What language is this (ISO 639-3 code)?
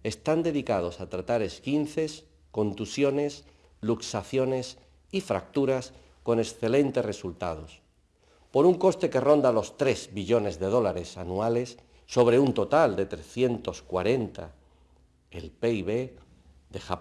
spa